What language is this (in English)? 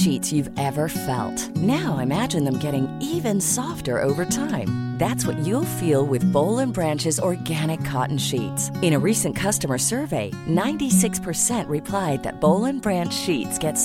Urdu